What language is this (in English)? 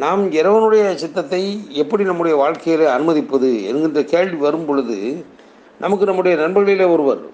Tamil